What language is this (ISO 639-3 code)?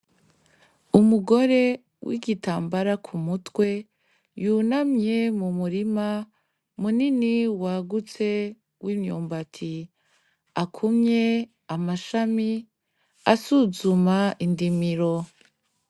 run